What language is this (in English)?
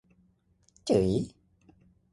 Thai